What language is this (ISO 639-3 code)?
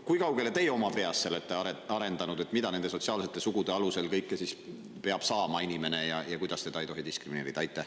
est